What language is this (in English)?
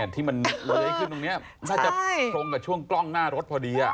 Thai